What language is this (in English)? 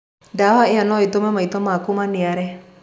Kikuyu